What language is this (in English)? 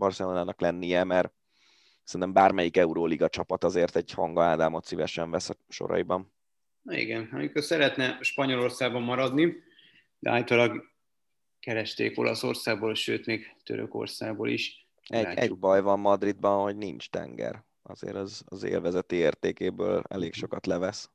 Hungarian